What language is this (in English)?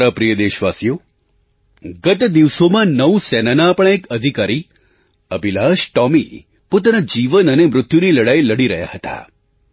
Gujarati